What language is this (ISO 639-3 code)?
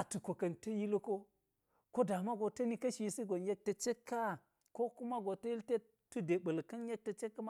gyz